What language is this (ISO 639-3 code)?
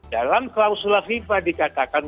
ind